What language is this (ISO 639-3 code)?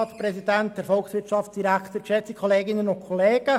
gsw